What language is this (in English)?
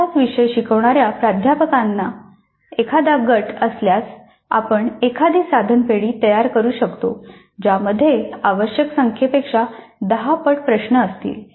Marathi